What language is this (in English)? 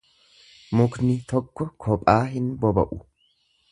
Oromo